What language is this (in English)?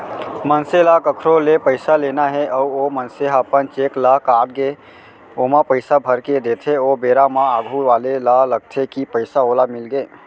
Chhattisgarhi